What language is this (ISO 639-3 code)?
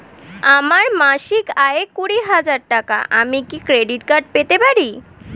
ben